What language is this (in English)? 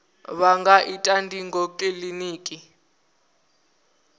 Venda